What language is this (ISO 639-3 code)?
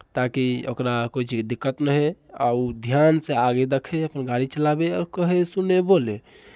mai